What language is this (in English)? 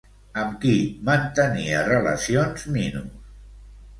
Catalan